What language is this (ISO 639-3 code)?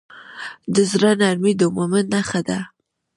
pus